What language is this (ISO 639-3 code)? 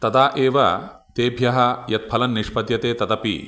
san